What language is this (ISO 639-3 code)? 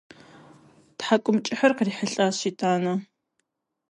kbd